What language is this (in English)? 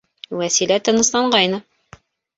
Bashkir